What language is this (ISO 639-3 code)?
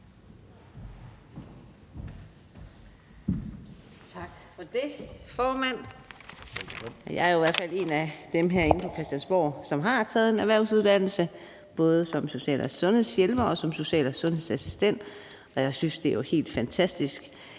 dan